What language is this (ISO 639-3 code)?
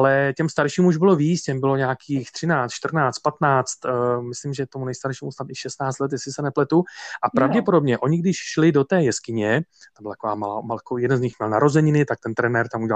ces